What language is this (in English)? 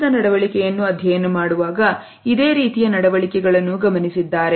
Kannada